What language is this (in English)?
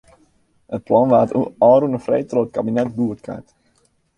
Western Frisian